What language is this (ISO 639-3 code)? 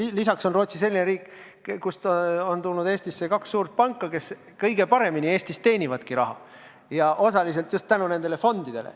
est